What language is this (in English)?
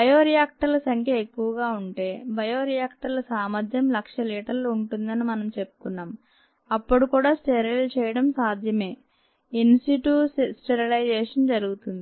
Telugu